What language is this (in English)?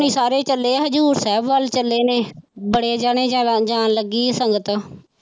Punjabi